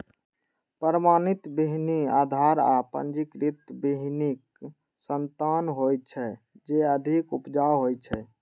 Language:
Maithili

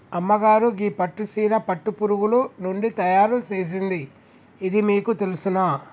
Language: Telugu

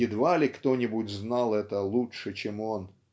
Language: Russian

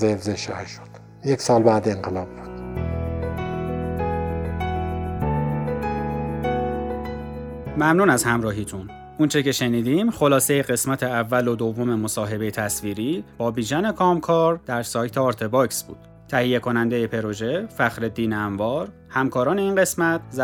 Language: Persian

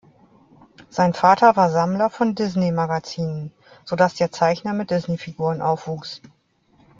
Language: German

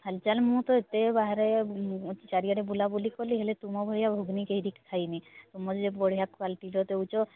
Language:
Odia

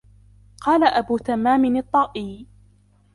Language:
Arabic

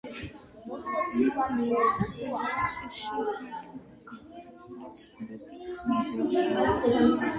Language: Georgian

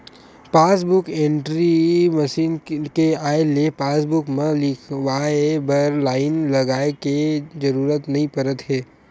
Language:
Chhattisgarhi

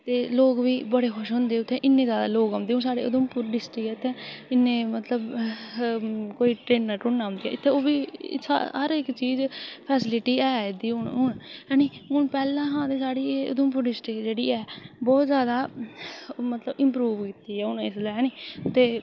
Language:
Dogri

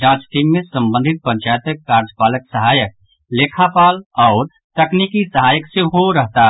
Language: Maithili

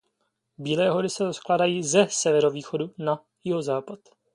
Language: Czech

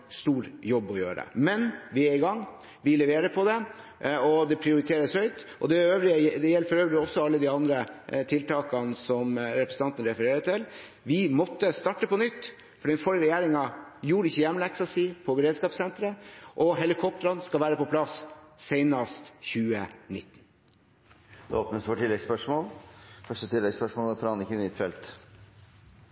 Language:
Norwegian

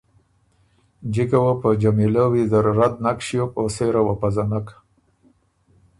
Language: Ormuri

